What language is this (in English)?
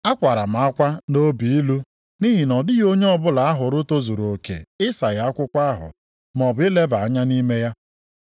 Igbo